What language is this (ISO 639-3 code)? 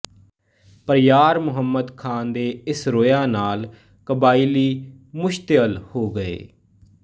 pan